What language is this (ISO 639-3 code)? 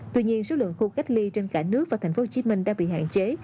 vie